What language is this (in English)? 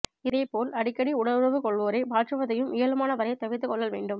Tamil